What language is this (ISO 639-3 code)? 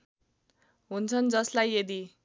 nep